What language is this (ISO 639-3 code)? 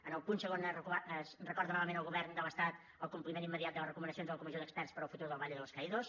cat